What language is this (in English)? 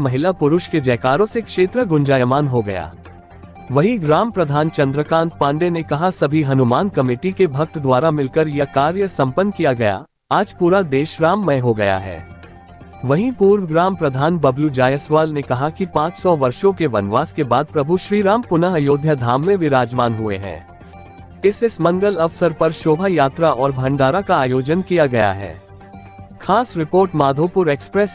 Hindi